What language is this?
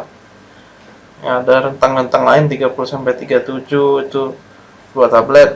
Indonesian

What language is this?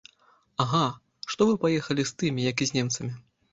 Belarusian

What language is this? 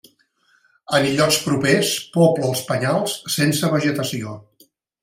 Catalan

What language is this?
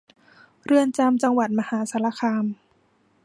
Thai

